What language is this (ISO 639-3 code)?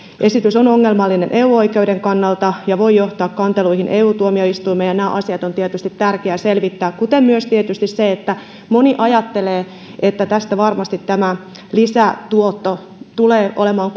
fin